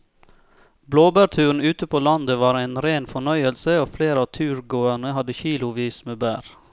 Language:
Norwegian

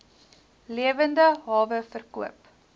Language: Afrikaans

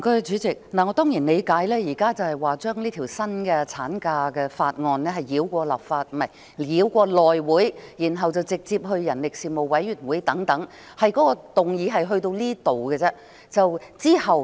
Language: Cantonese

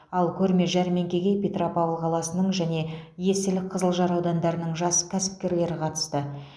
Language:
Kazakh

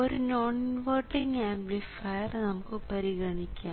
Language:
Malayalam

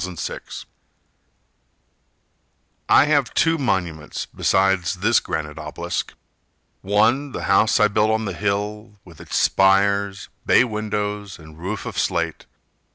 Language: English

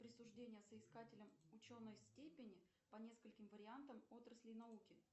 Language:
Russian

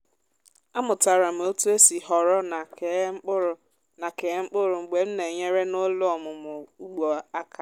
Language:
Igbo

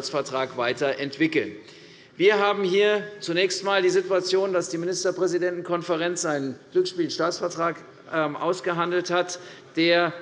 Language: German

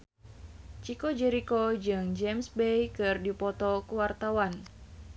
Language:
Sundanese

